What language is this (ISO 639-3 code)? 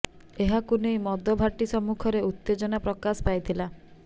ori